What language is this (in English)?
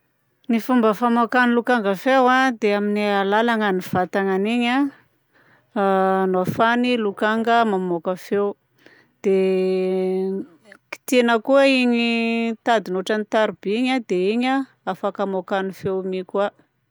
Southern Betsimisaraka Malagasy